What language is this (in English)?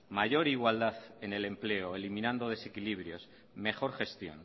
Spanish